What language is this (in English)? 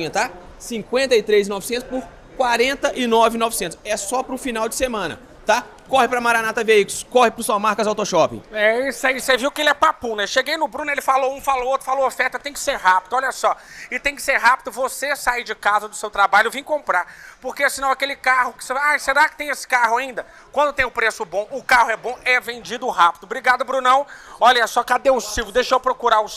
Portuguese